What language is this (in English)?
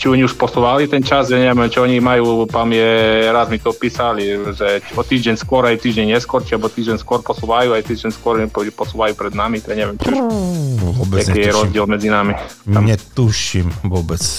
Slovak